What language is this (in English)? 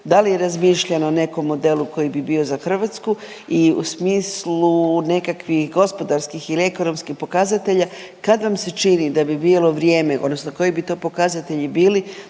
Croatian